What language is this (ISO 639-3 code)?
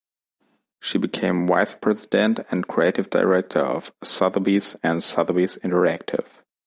eng